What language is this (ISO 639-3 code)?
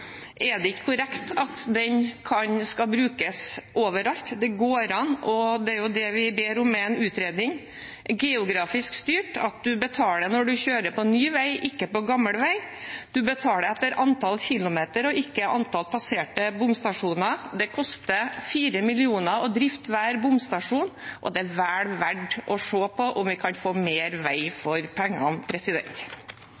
nob